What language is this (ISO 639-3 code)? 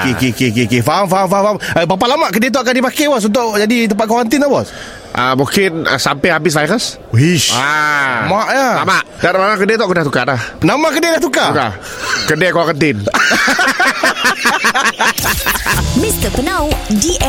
msa